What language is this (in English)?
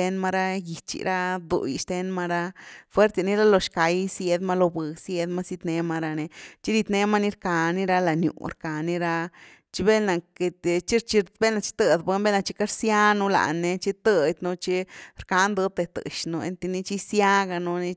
Güilá Zapotec